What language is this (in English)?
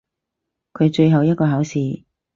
Cantonese